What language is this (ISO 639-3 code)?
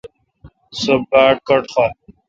xka